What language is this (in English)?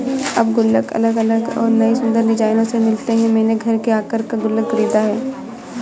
Hindi